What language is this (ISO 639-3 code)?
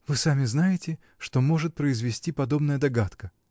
rus